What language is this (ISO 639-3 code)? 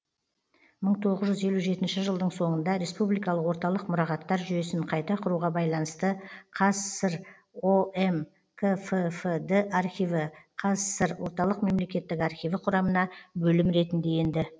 kaz